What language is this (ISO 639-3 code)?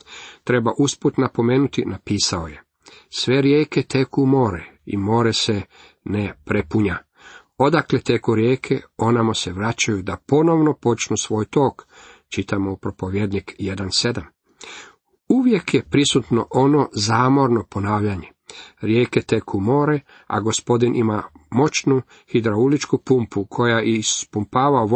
hrv